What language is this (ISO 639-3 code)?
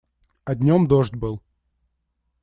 rus